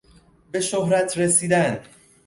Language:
Persian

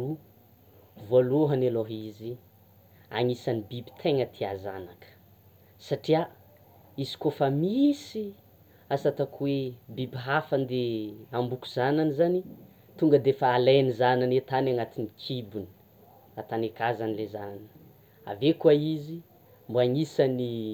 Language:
Tsimihety Malagasy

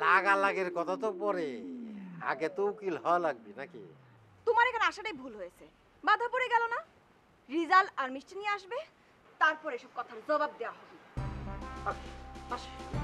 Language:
Hindi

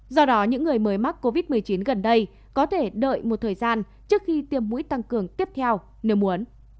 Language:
Vietnamese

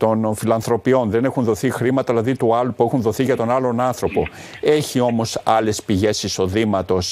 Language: Greek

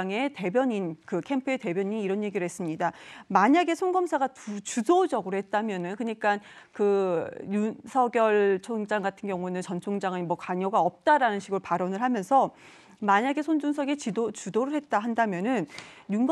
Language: Korean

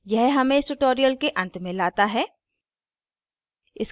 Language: Hindi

